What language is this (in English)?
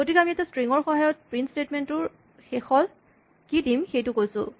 Assamese